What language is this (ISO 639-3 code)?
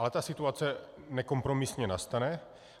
ces